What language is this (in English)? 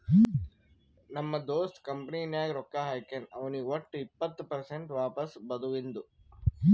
Kannada